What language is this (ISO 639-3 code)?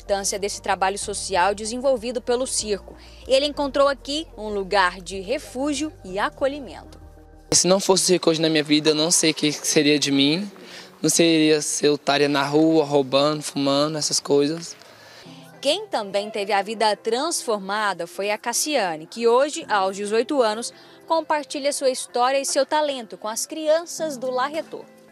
por